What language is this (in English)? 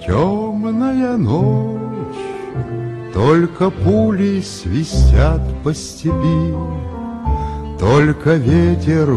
Persian